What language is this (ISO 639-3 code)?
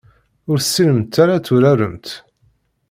kab